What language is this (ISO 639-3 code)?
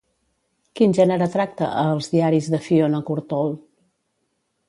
cat